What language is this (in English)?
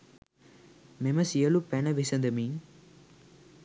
Sinhala